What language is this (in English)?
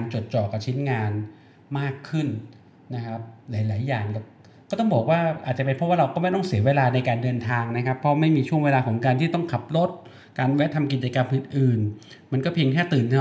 Thai